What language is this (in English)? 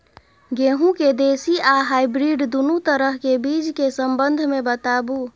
Maithili